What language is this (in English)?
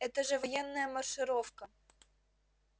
Russian